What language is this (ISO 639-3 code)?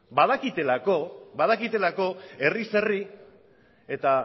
eus